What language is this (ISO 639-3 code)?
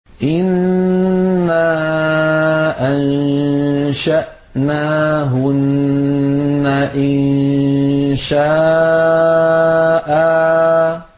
ara